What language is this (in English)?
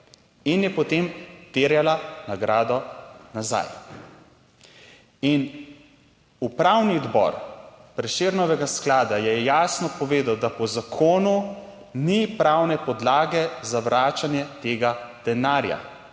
Slovenian